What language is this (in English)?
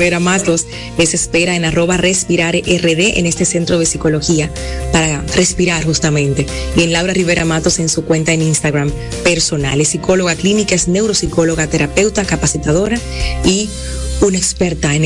Spanish